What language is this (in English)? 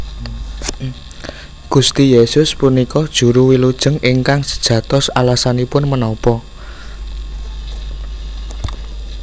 Javanese